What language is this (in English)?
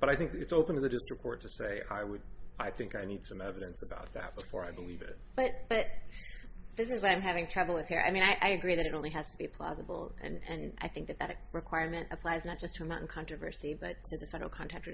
English